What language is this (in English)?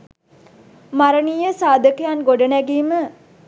Sinhala